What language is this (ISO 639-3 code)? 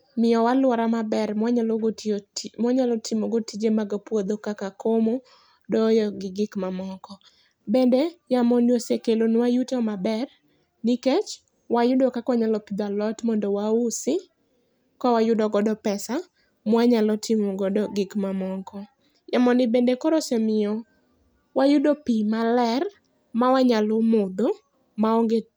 luo